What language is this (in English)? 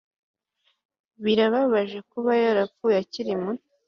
Kinyarwanda